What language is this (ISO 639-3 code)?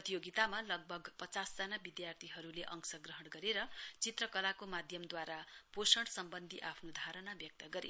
nep